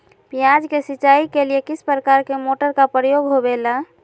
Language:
Magahi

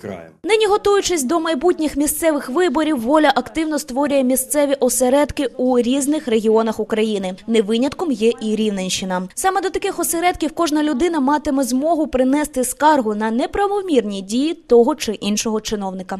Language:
Ukrainian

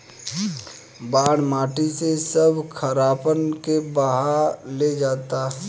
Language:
Bhojpuri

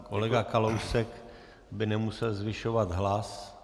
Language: Czech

